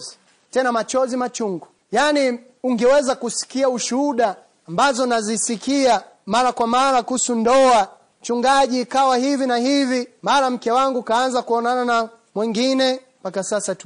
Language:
Swahili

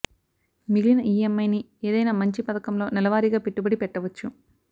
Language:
Telugu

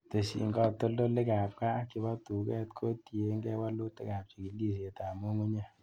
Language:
Kalenjin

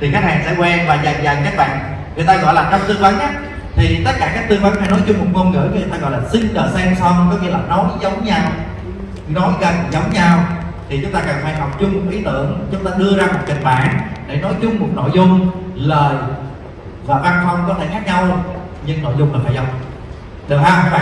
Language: Vietnamese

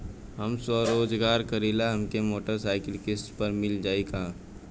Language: Bhojpuri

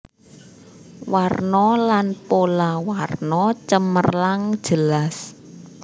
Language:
Javanese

